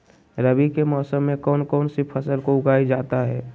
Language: Magahi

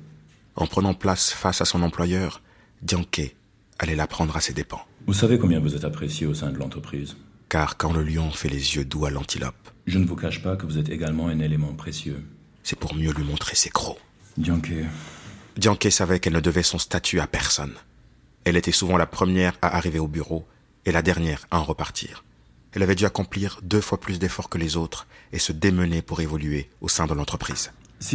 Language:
French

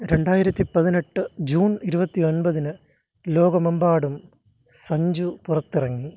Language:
Malayalam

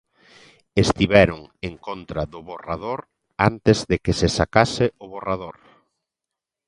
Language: Galician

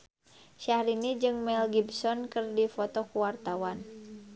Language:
Sundanese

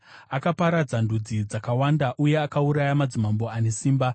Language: Shona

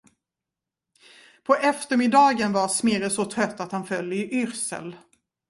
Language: Swedish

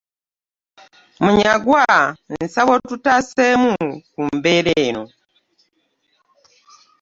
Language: Ganda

